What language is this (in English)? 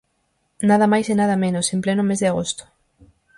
Galician